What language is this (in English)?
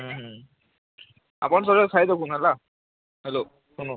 Odia